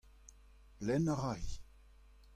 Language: Breton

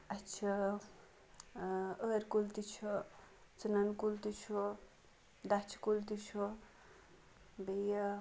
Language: Kashmiri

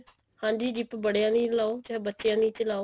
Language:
Punjabi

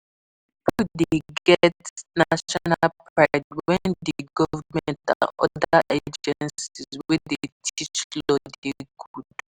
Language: Nigerian Pidgin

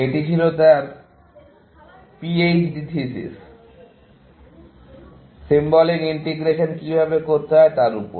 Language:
Bangla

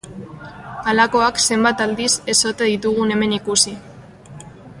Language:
Basque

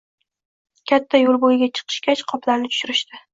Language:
Uzbek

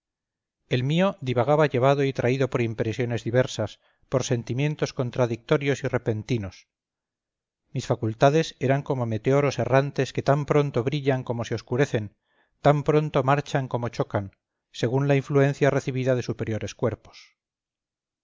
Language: Spanish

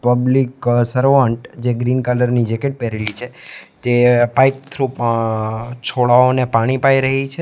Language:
Gujarati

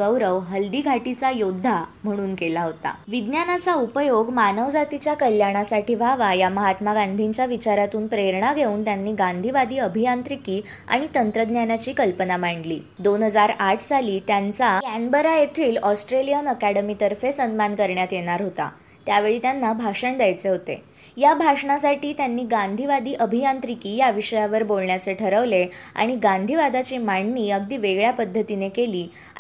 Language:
Marathi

